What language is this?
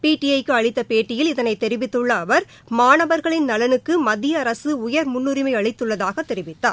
Tamil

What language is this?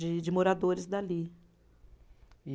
Portuguese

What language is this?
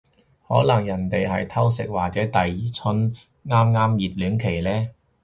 Cantonese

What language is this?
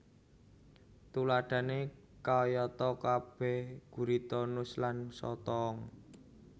Javanese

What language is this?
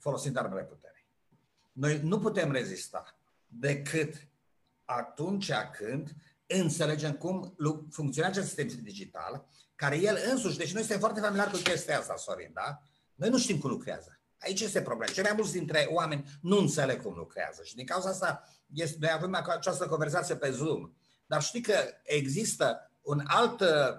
Romanian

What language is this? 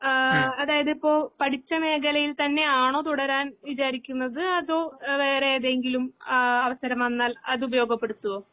Malayalam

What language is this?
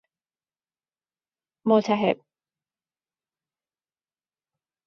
Persian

